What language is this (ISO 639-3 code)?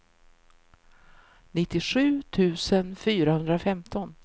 swe